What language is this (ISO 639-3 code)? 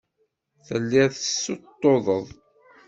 kab